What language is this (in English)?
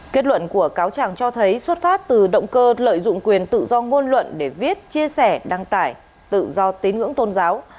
Vietnamese